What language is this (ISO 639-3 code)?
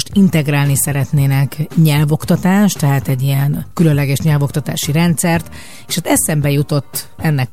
hun